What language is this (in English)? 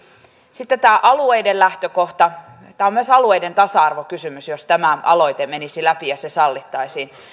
Finnish